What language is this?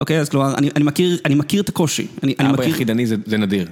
Hebrew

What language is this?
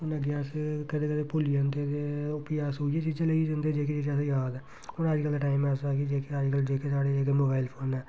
Dogri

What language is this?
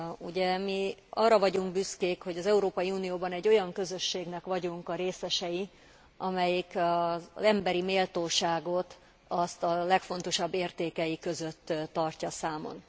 Hungarian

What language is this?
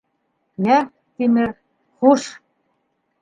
Bashkir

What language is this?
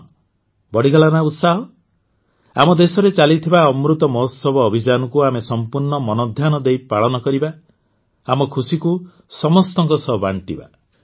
Odia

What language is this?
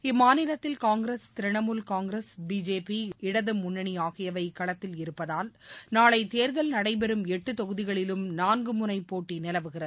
Tamil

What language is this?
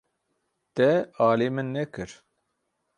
Kurdish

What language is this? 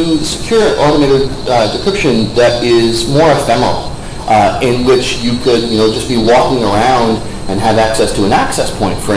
English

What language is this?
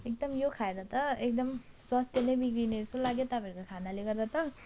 Nepali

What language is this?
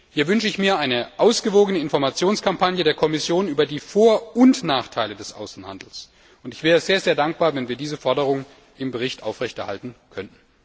German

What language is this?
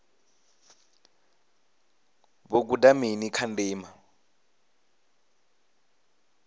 Venda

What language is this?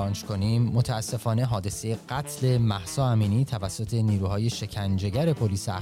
Persian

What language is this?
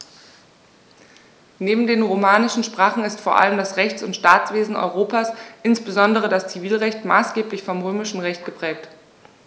German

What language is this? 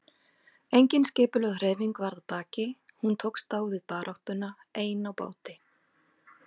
Icelandic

